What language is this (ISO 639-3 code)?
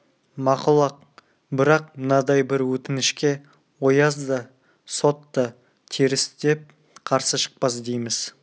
kaz